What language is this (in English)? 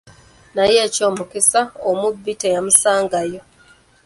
Ganda